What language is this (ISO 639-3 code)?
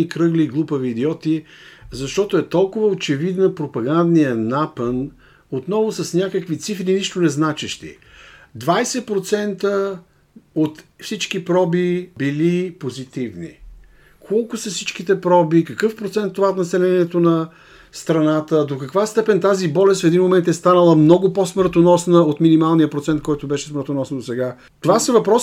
bul